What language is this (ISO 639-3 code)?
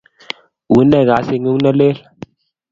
kln